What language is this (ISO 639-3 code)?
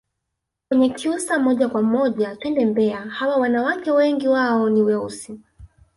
swa